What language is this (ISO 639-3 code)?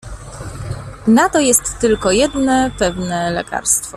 pol